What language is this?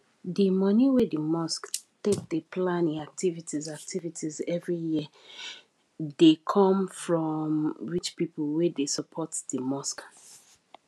Nigerian Pidgin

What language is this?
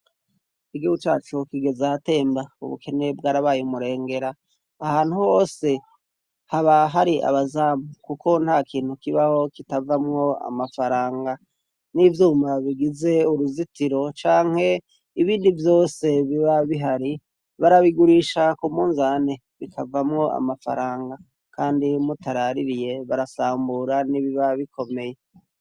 Rundi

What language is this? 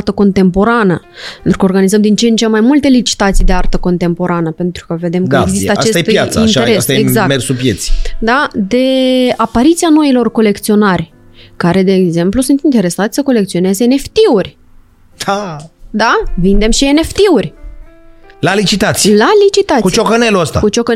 Romanian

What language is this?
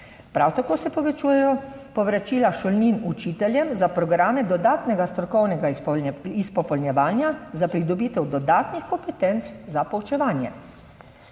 Slovenian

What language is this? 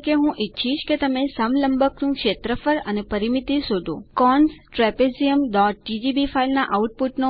Gujarati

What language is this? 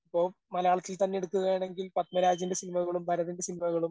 Malayalam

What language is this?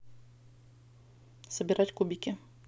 Russian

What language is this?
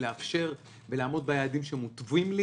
Hebrew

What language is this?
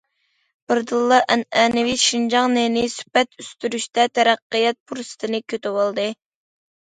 Uyghur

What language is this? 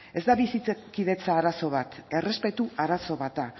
Basque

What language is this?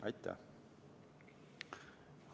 Estonian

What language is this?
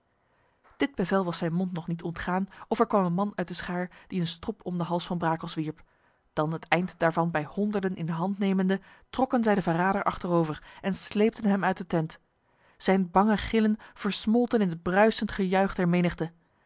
Dutch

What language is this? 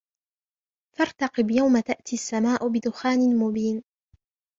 Arabic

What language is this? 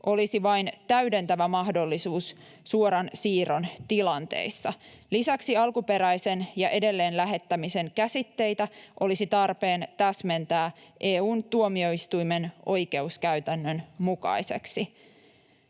Finnish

